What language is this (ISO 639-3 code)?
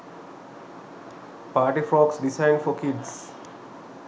sin